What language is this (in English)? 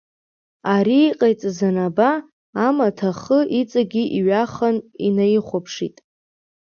Abkhazian